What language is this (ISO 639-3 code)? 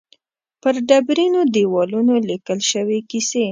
pus